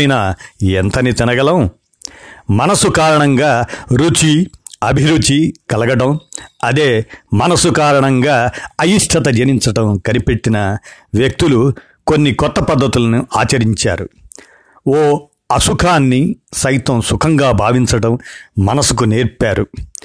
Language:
Telugu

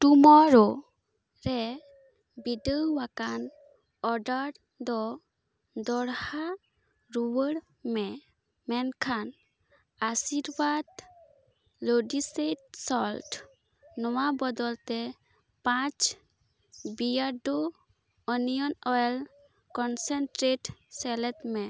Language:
Santali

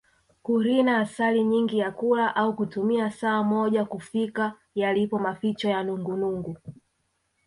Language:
Swahili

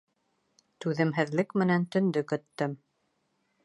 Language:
Bashkir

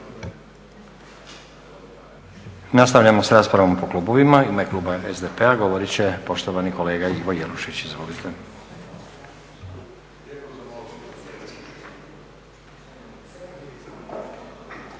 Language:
Croatian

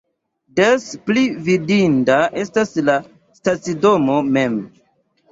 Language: Esperanto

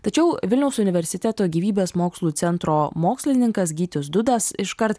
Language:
Lithuanian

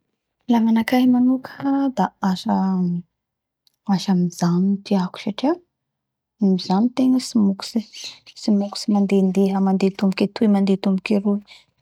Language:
Bara Malagasy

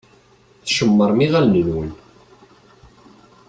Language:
Kabyle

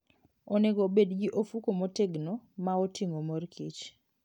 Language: Luo (Kenya and Tanzania)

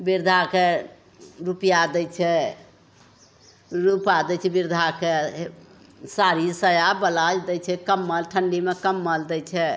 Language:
Maithili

